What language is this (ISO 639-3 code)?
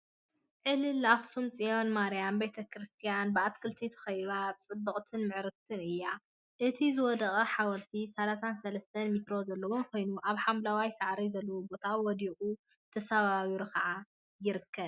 tir